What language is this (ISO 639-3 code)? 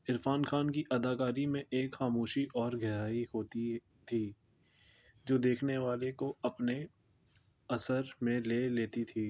urd